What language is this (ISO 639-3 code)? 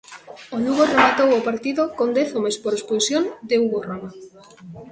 glg